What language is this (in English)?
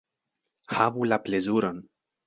Esperanto